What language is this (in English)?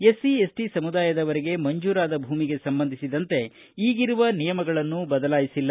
Kannada